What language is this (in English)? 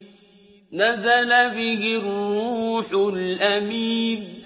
Arabic